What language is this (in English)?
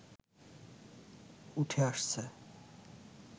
Bangla